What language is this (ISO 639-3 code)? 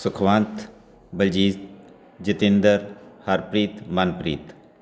pan